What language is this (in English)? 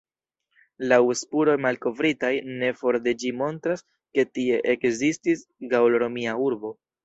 Esperanto